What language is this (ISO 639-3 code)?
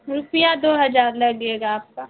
urd